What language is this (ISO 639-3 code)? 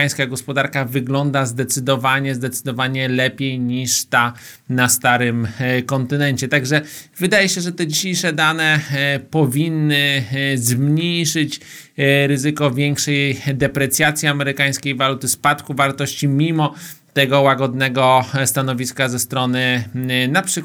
pol